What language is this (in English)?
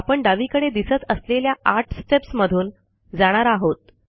Marathi